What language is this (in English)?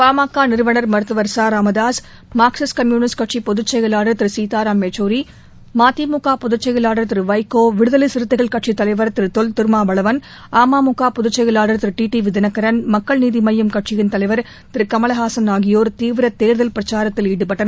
Tamil